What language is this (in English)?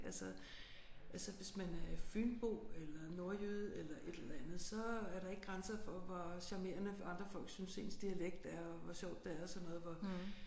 Danish